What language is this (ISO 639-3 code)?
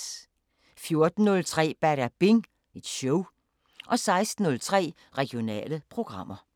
dan